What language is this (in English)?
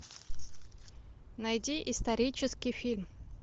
Russian